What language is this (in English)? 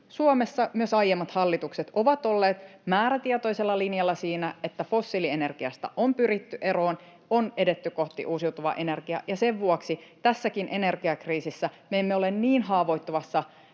Finnish